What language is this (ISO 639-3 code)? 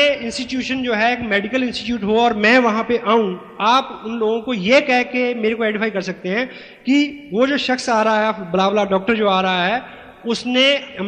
hin